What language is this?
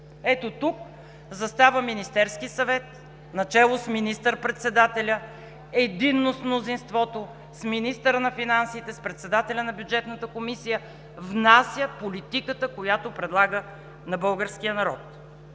Bulgarian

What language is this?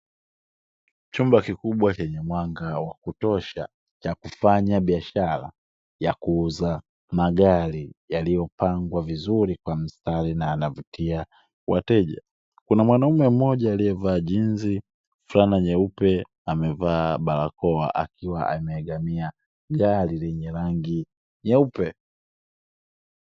Swahili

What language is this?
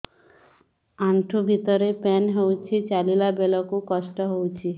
Odia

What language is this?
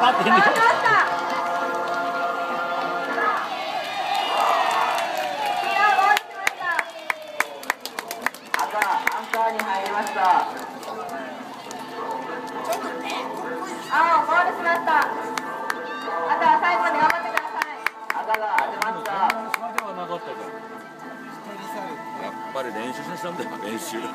Japanese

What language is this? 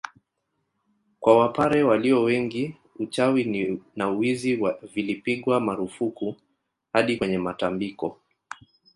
Swahili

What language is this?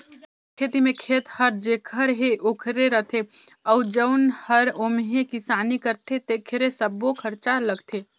Chhattisgarhi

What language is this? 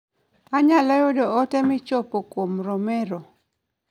Luo (Kenya and Tanzania)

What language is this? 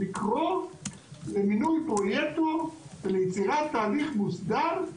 Hebrew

